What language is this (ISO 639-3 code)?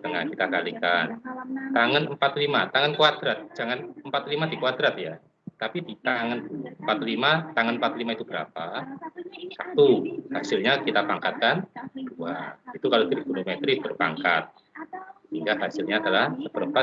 ind